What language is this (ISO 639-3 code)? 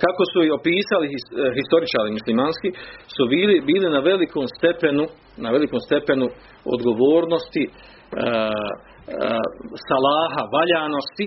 hrv